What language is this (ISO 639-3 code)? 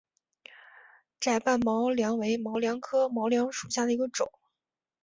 zho